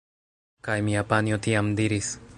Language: Esperanto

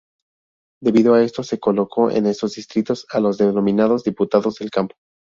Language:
Spanish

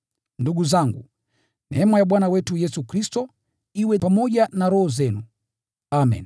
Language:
Swahili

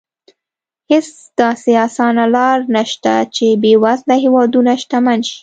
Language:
Pashto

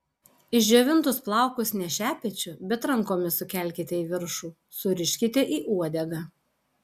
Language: Lithuanian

